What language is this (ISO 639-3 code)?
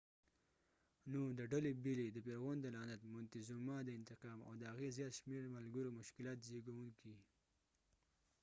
pus